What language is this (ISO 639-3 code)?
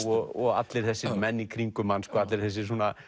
isl